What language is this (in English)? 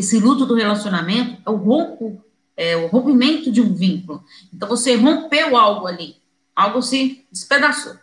Portuguese